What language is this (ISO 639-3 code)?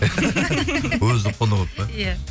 kaz